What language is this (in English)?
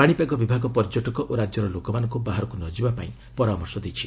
Odia